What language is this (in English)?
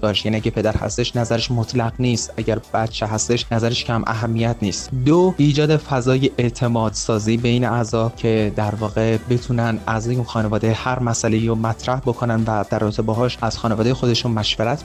Persian